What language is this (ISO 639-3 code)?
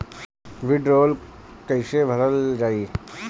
bho